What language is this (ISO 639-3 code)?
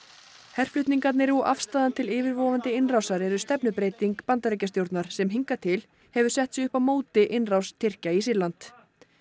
isl